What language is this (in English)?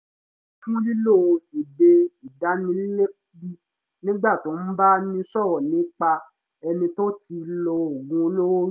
Yoruba